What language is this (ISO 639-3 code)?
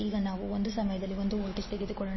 kan